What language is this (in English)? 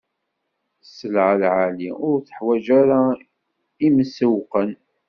Kabyle